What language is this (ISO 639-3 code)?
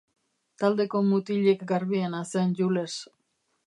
eus